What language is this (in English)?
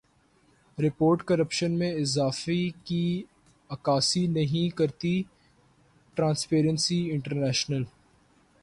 Urdu